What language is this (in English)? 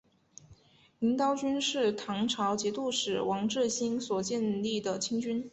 Chinese